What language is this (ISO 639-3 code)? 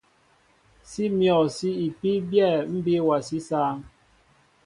mbo